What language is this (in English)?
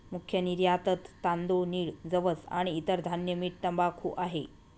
Marathi